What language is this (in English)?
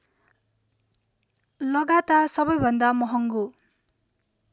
Nepali